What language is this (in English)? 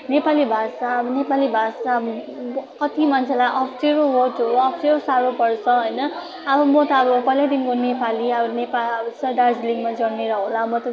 Nepali